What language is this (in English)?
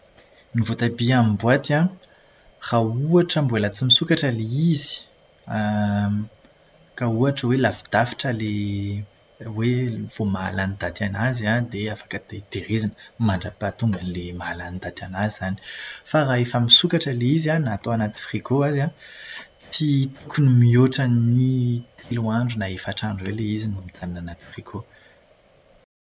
Malagasy